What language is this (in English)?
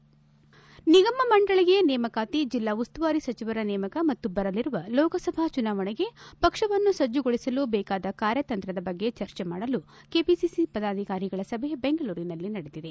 Kannada